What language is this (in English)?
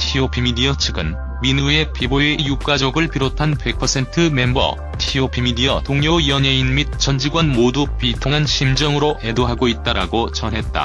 Korean